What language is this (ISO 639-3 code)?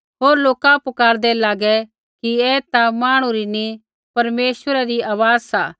kfx